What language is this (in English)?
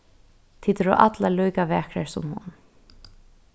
Faroese